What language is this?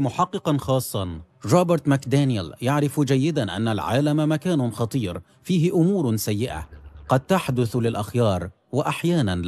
Arabic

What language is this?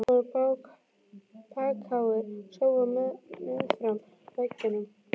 Icelandic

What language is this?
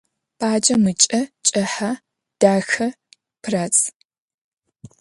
Adyghe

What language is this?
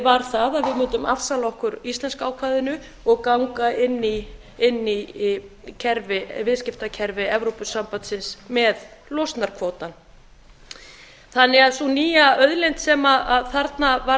Icelandic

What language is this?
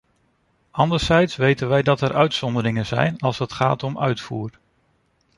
Dutch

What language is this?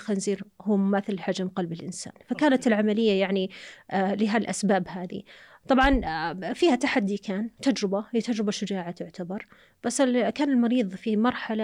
Arabic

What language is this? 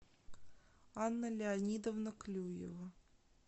Russian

